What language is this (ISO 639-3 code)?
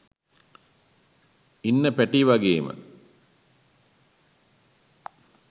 sin